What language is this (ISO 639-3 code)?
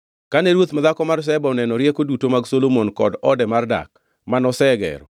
luo